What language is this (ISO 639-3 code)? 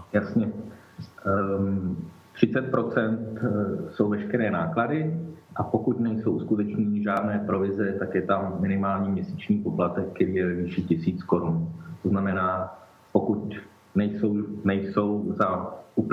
ces